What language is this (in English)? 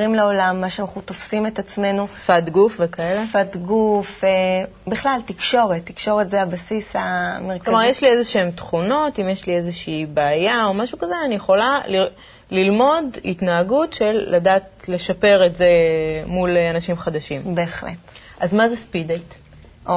Hebrew